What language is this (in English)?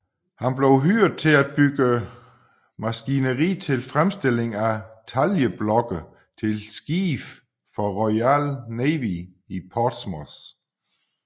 Danish